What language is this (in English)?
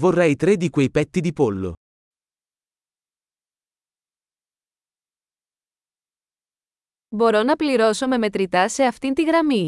Greek